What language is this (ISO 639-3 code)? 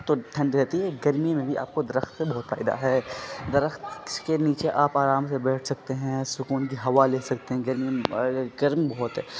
urd